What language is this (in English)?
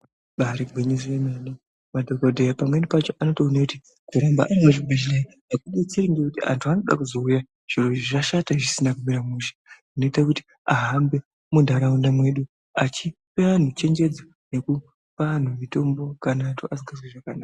Ndau